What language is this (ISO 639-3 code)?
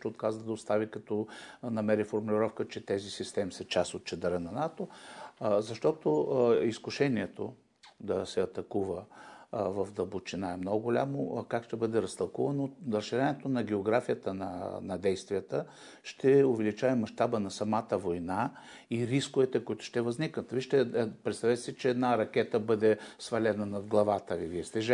bul